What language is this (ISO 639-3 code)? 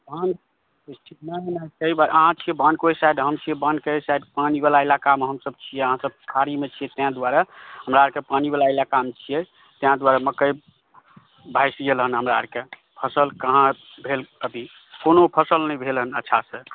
mai